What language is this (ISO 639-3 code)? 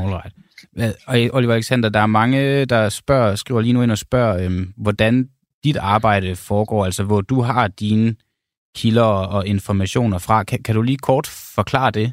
dan